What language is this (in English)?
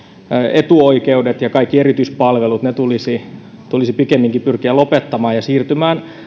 Finnish